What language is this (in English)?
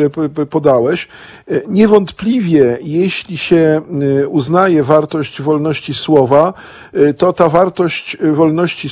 Polish